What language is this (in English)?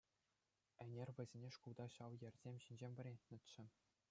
Chuvash